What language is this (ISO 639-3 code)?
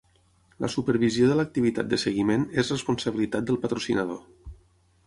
cat